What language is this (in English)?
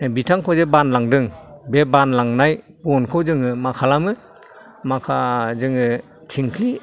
Bodo